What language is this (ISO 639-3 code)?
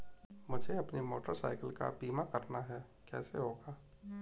hin